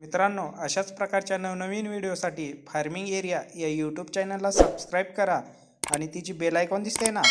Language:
Romanian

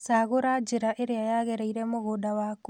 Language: Kikuyu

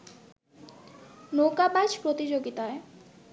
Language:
Bangla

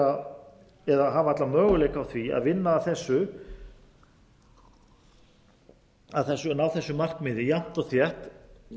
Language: Icelandic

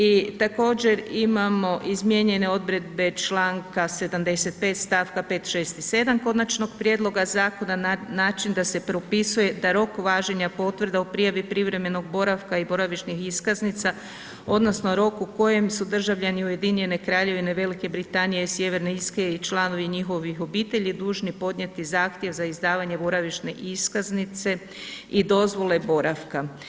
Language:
Croatian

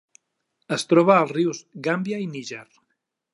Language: Catalan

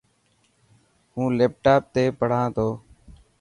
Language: Dhatki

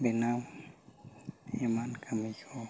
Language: Santali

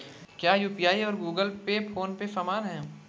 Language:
Hindi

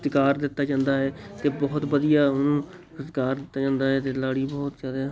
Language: Punjabi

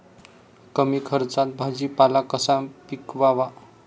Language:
Marathi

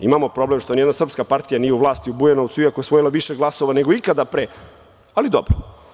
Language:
Serbian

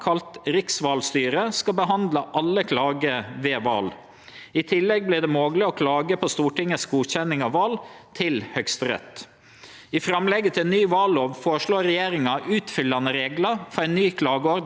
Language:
Norwegian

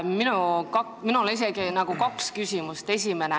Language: Estonian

